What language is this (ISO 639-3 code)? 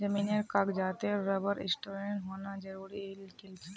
mag